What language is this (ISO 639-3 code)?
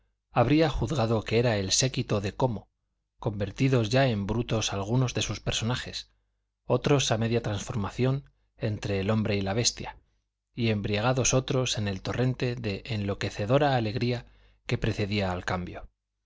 spa